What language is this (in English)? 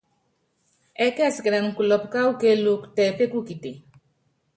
Yangben